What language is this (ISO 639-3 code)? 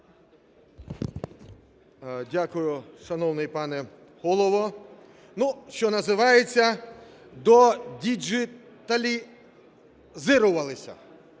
ukr